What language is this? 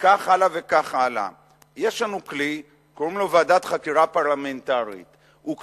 Hebrew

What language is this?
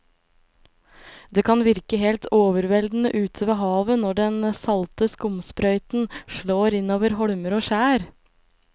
Norwegian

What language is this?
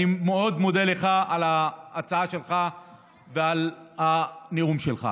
Hebrew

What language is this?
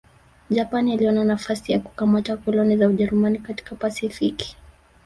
Swahili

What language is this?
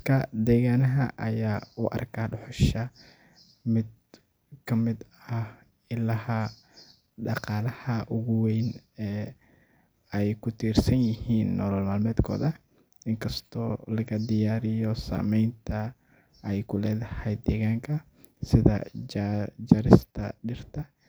Somali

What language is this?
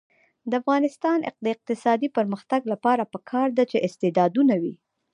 Pashto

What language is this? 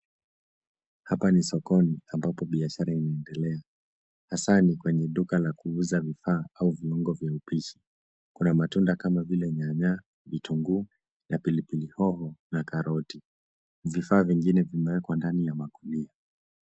Swahili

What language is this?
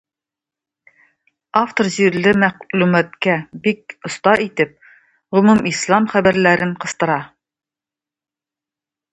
Tatar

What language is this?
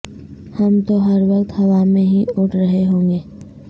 Urdu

